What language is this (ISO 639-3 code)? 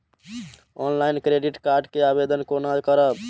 mai